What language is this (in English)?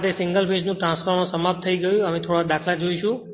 Gujarati